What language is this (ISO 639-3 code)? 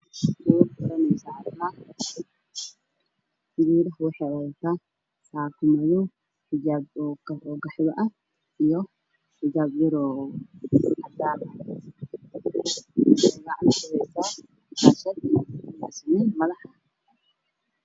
som